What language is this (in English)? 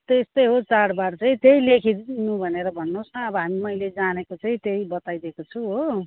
Nepali